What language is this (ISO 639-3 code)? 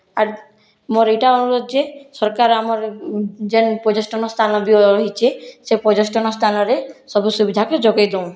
ori